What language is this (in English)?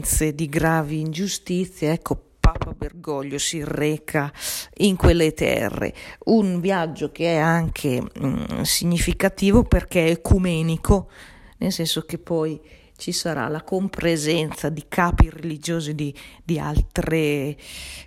Italian